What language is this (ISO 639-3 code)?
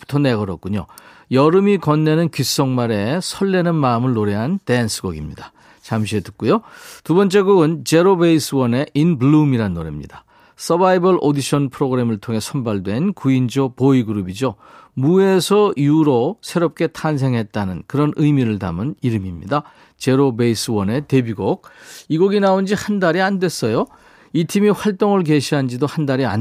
kor